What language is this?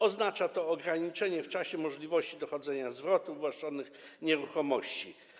Polish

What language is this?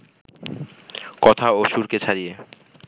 Bangla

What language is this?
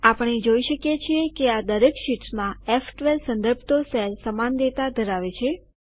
Gujarati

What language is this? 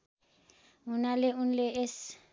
Nepali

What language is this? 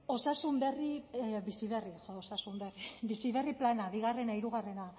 Basque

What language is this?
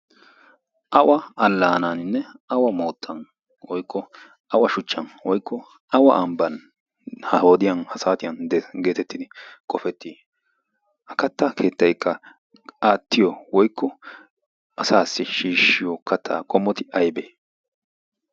Wolaytta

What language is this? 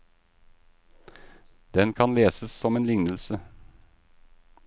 Norwegian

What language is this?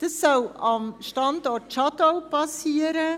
Swiss German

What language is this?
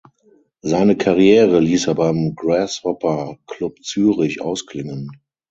German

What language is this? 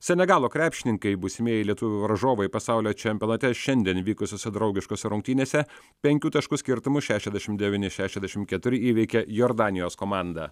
Lithuanian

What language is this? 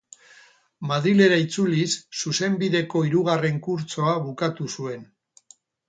Basque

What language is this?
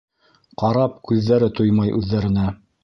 Bashkir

